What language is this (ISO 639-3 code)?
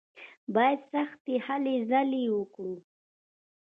pus